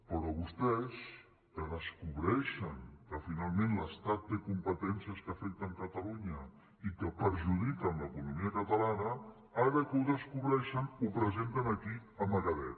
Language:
Catalan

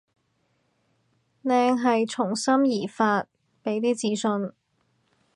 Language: Cantonese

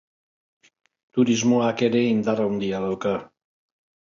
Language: Basque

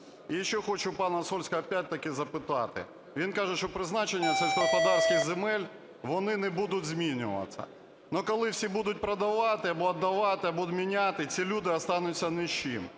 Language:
Ukrainian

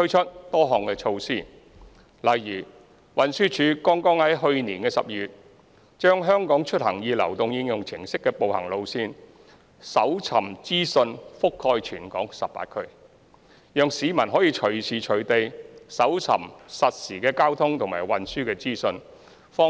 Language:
Cantonese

